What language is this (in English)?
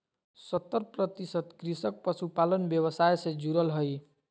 Magahi